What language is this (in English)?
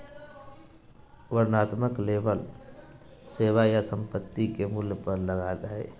Magahi